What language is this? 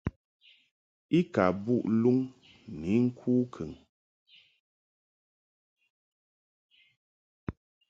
Mungaka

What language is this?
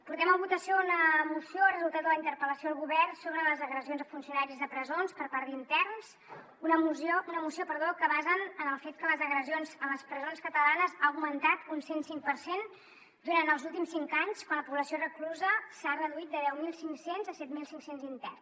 Catalan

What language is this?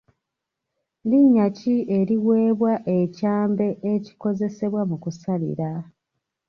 Ganda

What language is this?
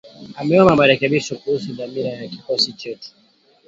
Swahili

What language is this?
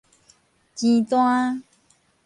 Min Nan Chinese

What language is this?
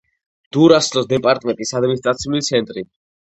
Georgian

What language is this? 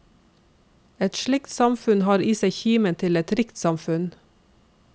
Norwegian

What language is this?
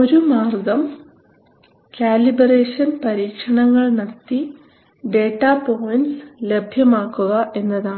Malayalam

